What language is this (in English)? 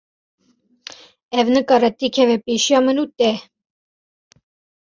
Kurdish